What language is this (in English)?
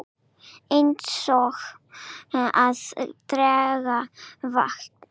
Icelandic